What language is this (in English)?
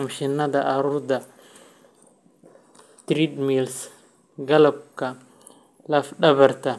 Somali